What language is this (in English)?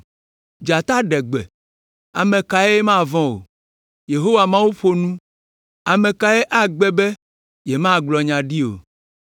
Ewe